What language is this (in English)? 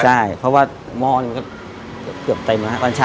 Thai